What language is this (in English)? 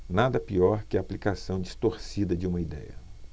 Portuguese